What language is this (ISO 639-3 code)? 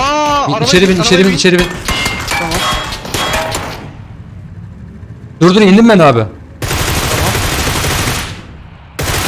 tur